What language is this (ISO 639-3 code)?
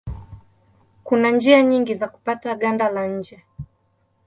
swa